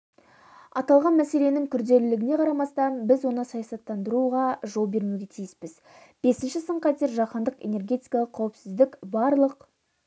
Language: Kazakh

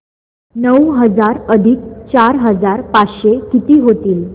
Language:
Marathi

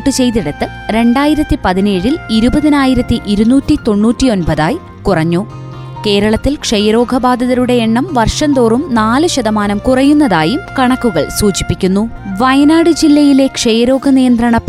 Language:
Malayalam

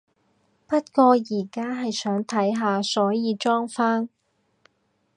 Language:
Cantonese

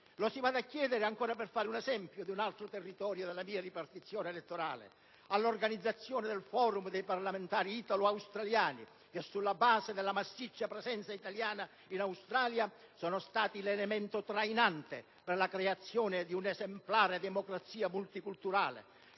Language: Italian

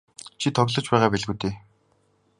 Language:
Mongolian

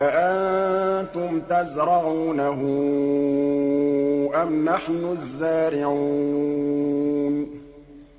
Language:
Arabic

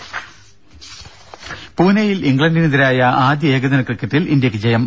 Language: Malayalam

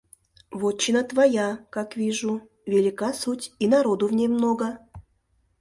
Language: Mari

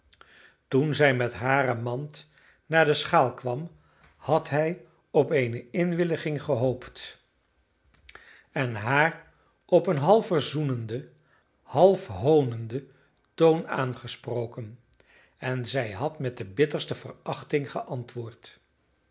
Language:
Dutch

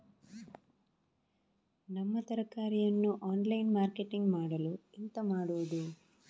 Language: Kannada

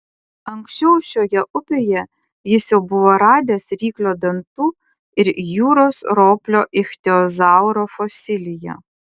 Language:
Lithuanian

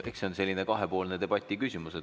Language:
Estonian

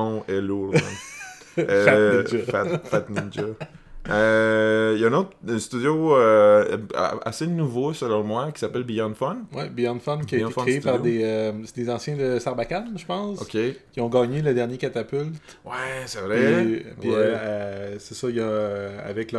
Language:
French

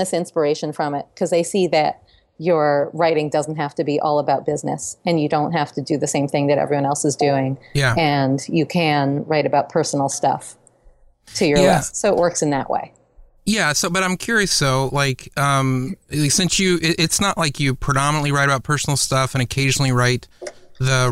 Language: English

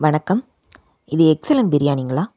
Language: Tamil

